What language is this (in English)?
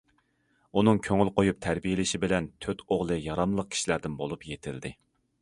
Uyghur